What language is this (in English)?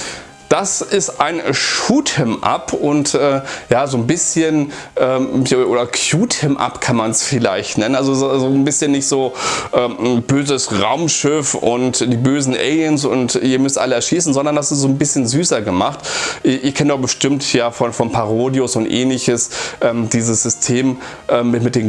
German